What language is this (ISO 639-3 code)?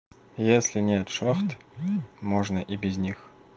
rus